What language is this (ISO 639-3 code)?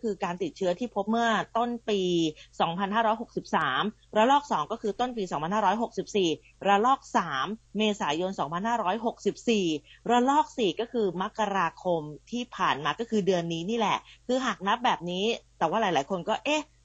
tha